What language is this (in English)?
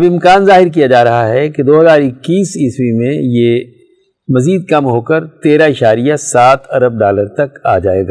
Urdu